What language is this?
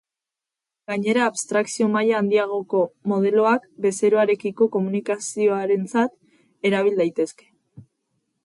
Basque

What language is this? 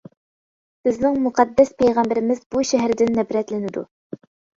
Uyghur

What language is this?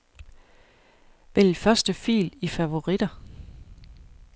Danish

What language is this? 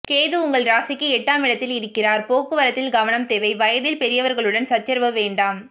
Tamil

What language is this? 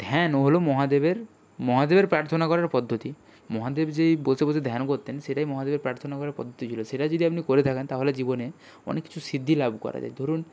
Bangla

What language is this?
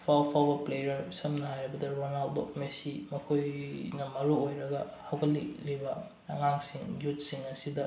Manipuri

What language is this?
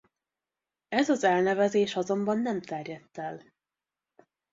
Hungarian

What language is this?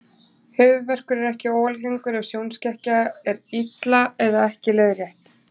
Icelandic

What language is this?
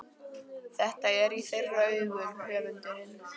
Icelandic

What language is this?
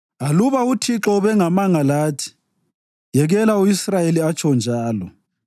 North Ndebele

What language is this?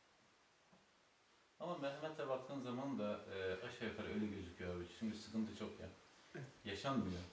Turkish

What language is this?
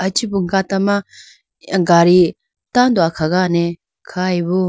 Idu-Mishmi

